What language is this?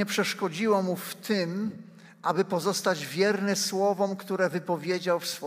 Polish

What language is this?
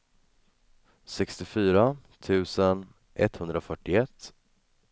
Swedish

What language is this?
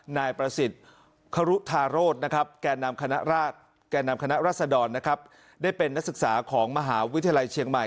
Thai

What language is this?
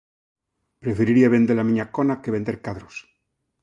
Galician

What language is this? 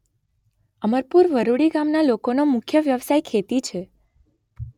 Gujarati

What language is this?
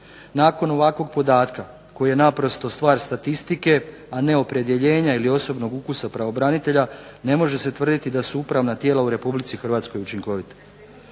Croatian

